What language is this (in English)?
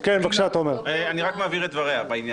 Hebrew